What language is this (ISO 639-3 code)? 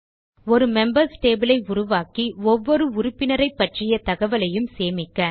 tam